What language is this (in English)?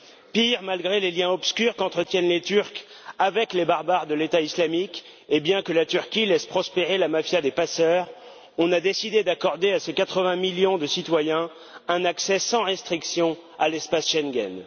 French